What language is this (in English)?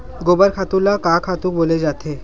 Chhattisgarhi